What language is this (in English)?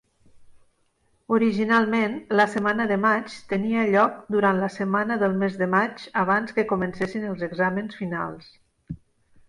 Catalan